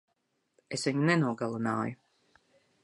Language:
Latvian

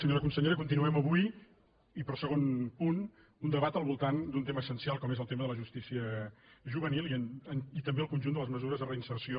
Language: Catalan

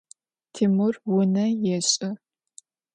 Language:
Adyghe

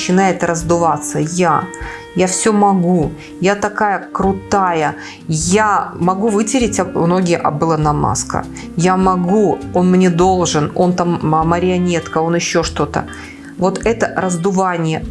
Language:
Russian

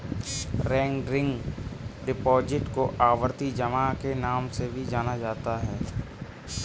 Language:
Hindi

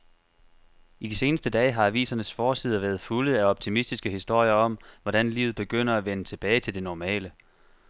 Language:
Danish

